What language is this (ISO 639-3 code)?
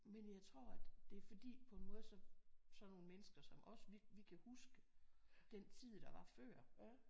dan